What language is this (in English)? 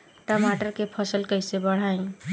Bhojpuri